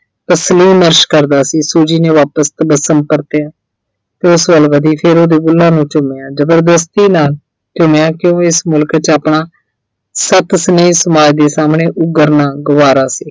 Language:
Punjabi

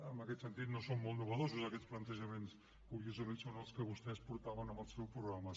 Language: Catalan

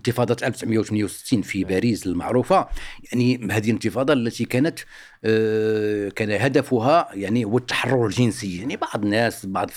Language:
Arabic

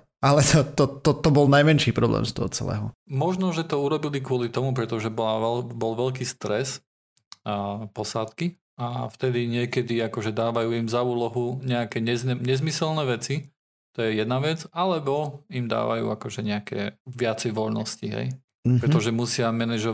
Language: Slovak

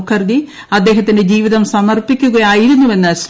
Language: Malayalam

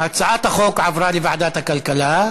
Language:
Hebrew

